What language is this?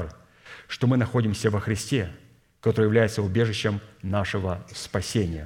Russian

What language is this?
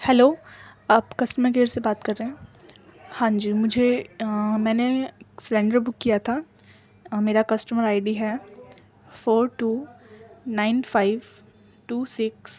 Urdu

